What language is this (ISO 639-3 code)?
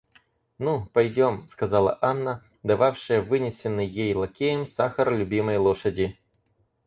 rus